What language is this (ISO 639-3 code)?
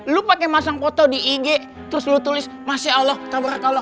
ind